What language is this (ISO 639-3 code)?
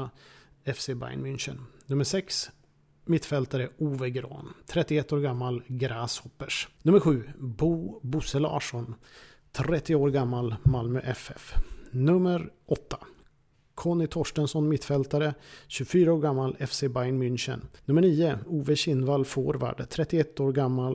swe